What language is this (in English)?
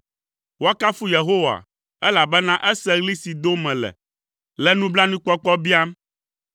Ewe